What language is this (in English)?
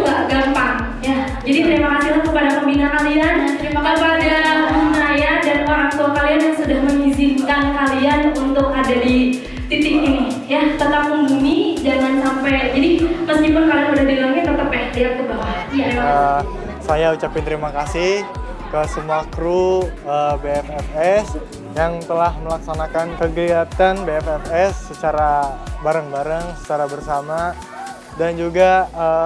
Indonesian